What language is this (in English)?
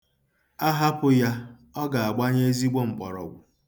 Igbo